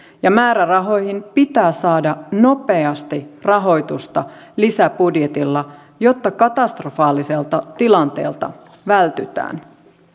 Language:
Finnish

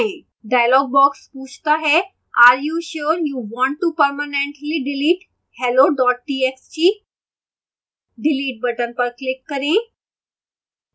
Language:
Hindi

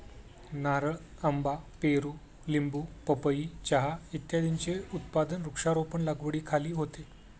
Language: Marathi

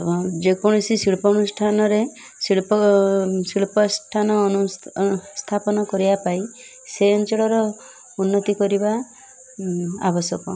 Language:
Odia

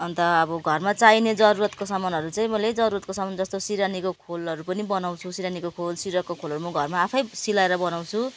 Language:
Nepali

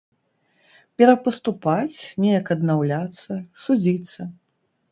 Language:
Belarusian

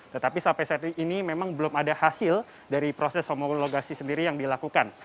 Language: Indonesian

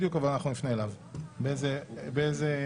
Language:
Hebrew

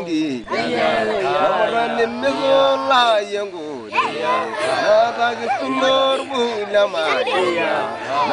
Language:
Arabic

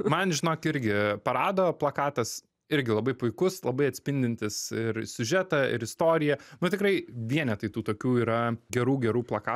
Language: Lithuanian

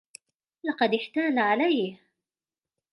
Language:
Arabic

